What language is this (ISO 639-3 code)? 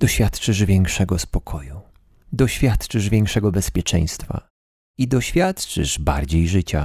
pol